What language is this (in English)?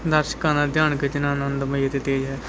Punjabi